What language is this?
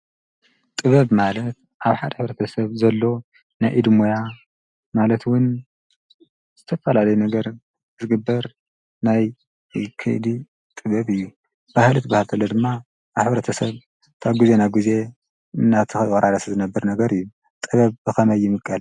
Tigrinya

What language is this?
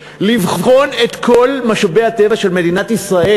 Hebrew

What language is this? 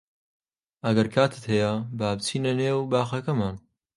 Central Kurdish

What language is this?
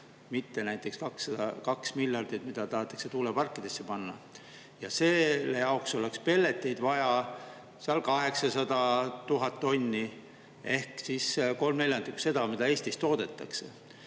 Estonian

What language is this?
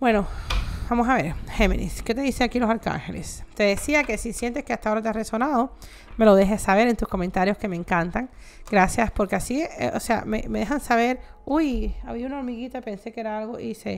Spanish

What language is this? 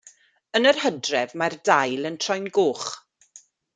Welsh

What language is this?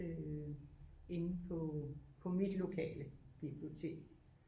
Danish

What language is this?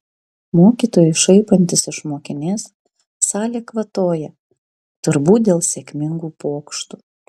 Lithuanian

